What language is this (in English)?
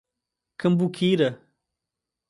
Portuguese